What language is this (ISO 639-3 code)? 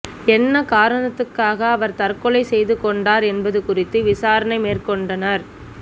tam